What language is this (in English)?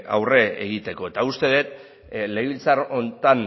Basque